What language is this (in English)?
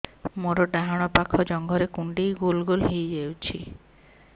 Odia